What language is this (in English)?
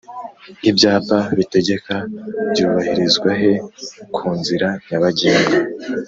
Kinyarwanda